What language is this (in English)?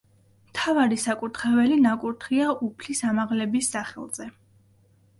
Georgian